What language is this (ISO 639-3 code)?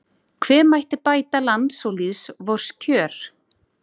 isl